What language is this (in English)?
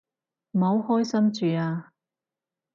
Cantonese